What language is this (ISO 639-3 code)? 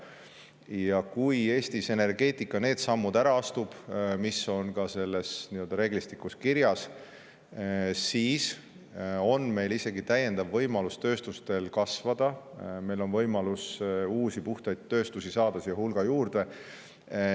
est